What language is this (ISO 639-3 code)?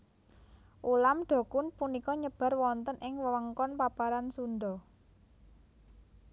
jav